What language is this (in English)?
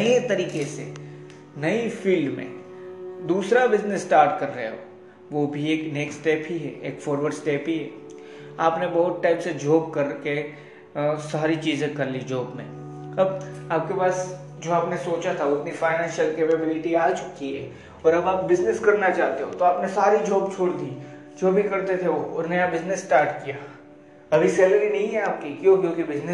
Hindi